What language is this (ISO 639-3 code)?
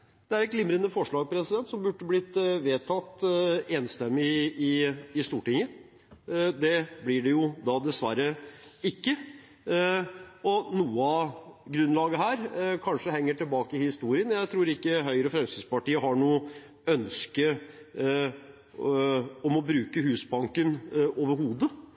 nob